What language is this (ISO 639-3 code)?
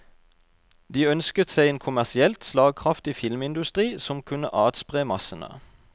nor